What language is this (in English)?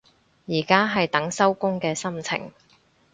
Cantonese